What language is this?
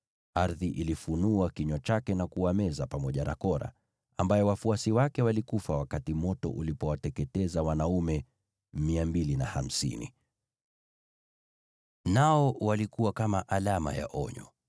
Swahili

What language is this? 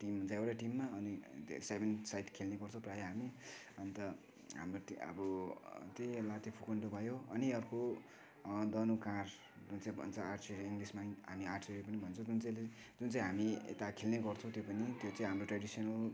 Nepali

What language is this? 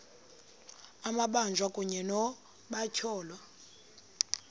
Xhosa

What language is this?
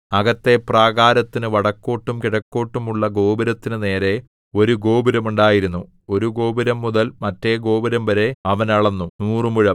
Malayalam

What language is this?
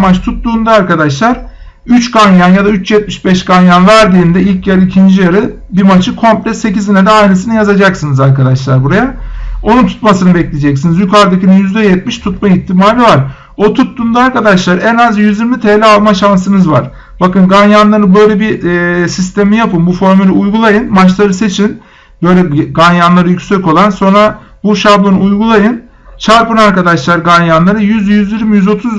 Turkish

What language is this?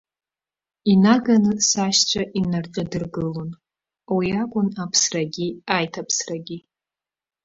Abkhazian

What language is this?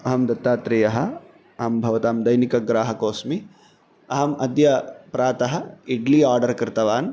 Sanskrit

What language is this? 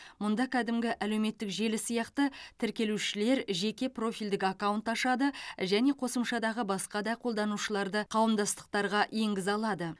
Kazakh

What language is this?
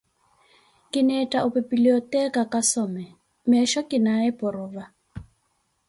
Koti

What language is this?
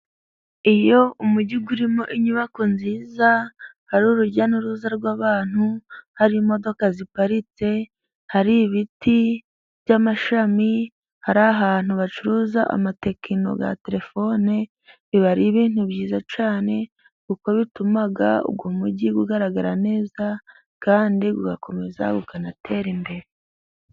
Kinyarwanda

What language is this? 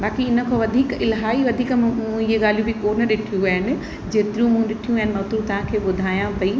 Sindhi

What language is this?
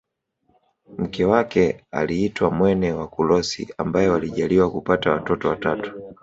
Swahili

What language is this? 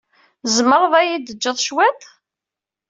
Kabyle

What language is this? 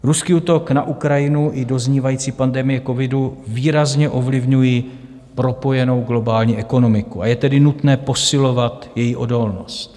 Czech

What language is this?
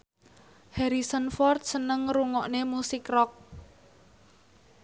Javanese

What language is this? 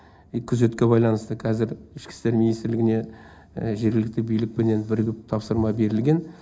Kazakh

